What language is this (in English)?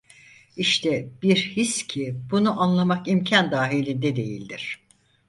Turkish